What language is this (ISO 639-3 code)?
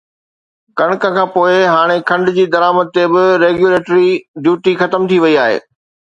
snd